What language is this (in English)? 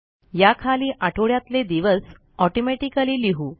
Marathi